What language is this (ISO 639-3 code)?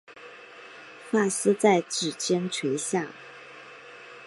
zho